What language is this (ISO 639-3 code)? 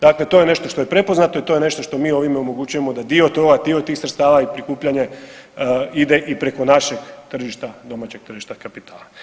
hrv